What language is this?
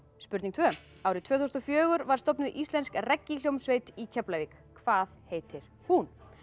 Icelandic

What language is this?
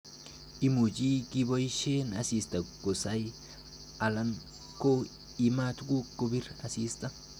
Kalenjin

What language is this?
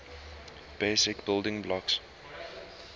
English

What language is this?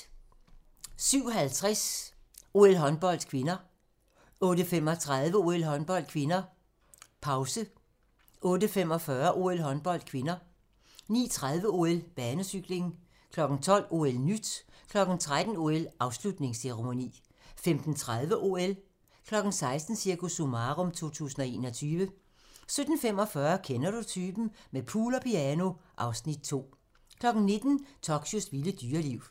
Danish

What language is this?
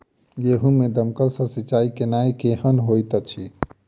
Maithili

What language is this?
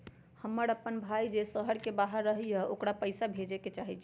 Magahi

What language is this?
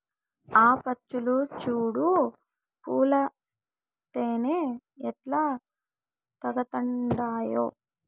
Telugu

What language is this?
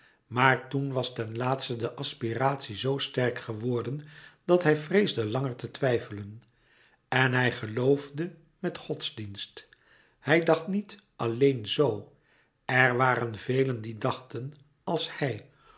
Dutch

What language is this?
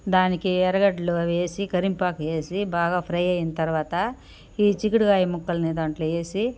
Telugu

